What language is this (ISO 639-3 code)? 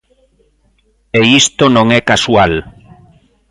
glg